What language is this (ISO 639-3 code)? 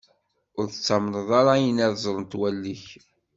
kab